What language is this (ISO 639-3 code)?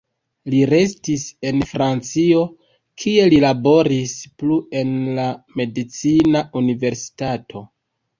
epo